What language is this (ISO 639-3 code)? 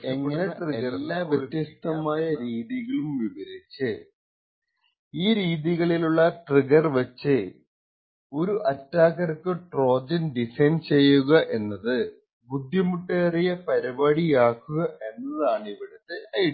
mal